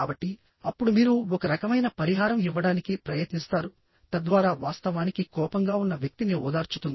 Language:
Telugu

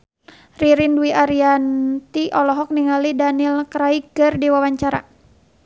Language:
Sundanese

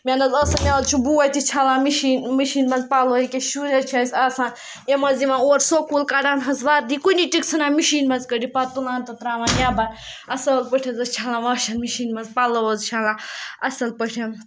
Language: Kashmiri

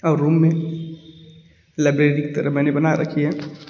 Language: Hindi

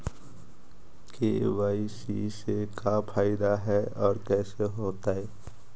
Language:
Magahi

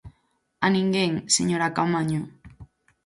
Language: Galician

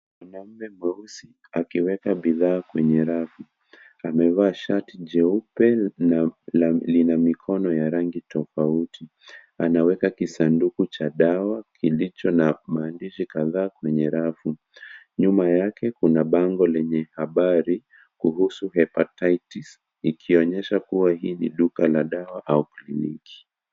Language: Swahili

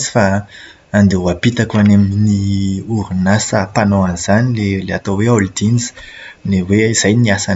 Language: Malagasy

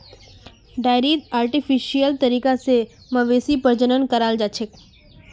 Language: Magahi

